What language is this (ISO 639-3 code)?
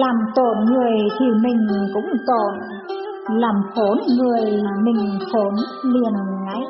vie